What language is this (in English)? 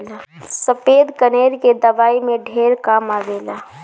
Bhojpuri